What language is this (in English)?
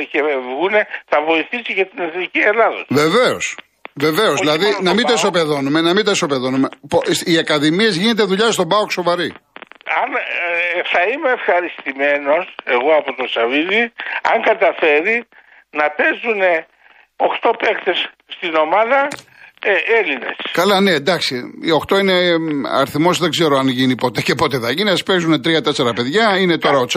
Greek